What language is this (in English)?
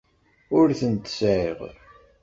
Kabyle